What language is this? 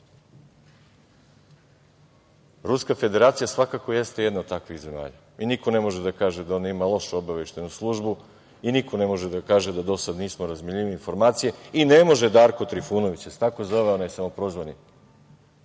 Serbian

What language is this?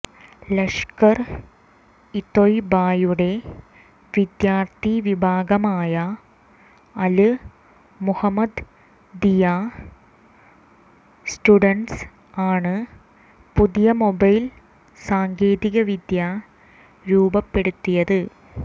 Malayalam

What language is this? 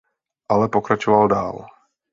Czech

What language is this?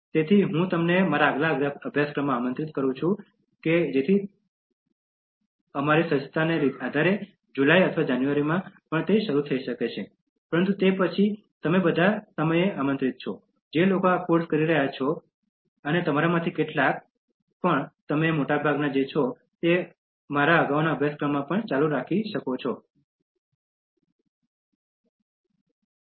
Gujarati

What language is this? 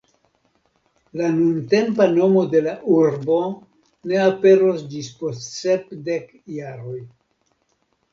Esperanto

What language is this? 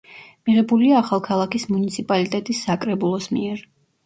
Georgian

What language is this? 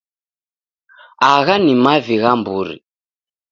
Taita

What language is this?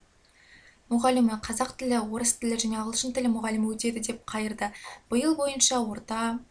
Kazakh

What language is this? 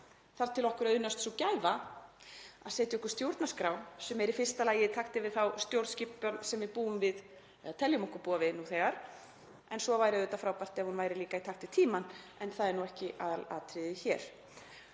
Icelandic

